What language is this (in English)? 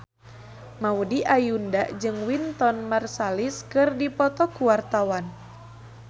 Sundanese